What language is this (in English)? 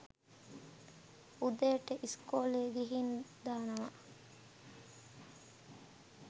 Sinhala